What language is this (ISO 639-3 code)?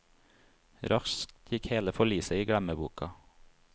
nor